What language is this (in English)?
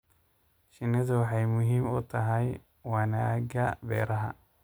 Somali